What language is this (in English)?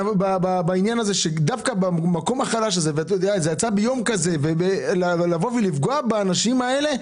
Hebrew